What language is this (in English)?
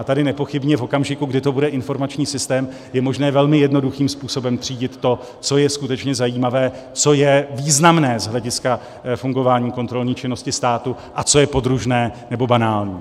Czech